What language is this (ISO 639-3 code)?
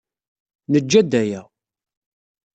kab